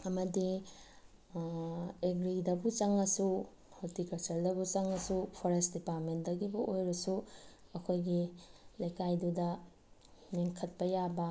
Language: Manipuri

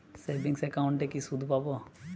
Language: Bangla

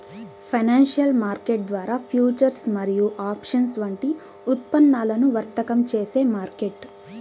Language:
Telugu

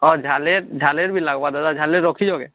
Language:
Odia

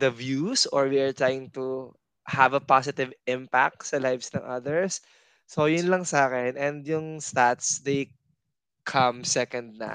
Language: Filipino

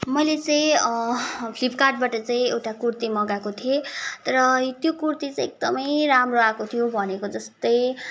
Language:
Nepali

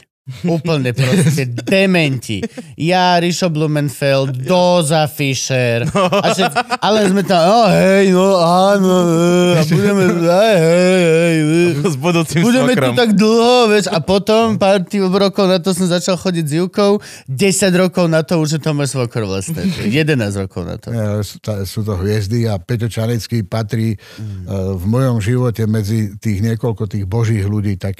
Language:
Slovak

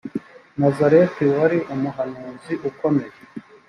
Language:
Kinyarwanda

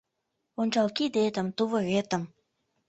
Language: Mari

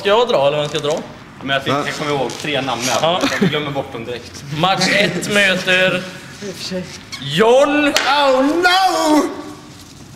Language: Swedish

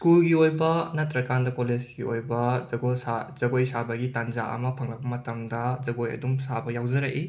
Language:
Manipuri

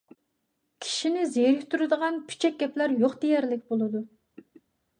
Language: Uyghur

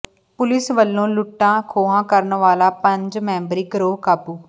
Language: Punjabi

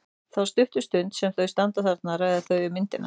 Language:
Icelandic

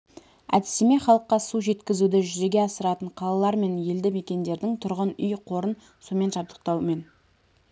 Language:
Kazakh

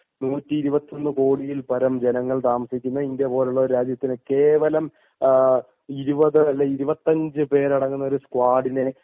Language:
Malayalam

